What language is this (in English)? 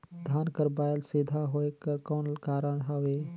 Chhattisgarhi